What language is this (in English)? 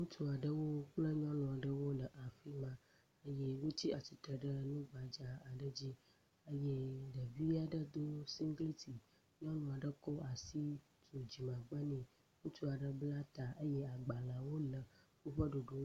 Ewe